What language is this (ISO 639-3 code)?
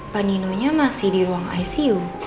ind